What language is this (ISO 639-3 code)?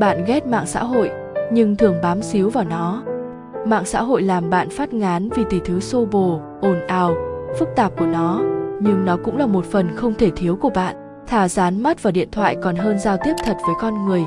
vie